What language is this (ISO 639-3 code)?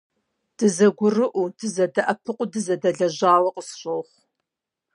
kbd